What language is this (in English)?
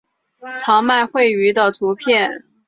Chinese